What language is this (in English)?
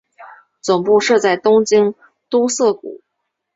Chinese